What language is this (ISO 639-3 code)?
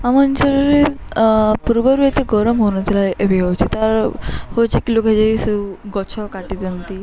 ori